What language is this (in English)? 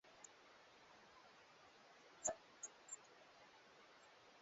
Swahili